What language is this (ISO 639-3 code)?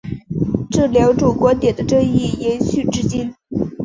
zho